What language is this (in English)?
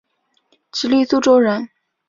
Chinese